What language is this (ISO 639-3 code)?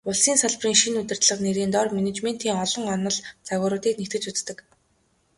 mon